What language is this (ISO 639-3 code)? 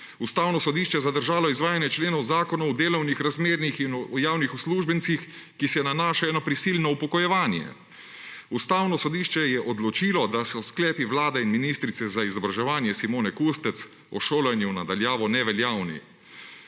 slv